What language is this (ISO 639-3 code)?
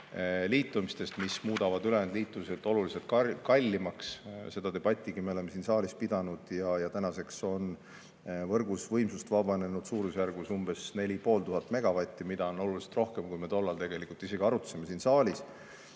est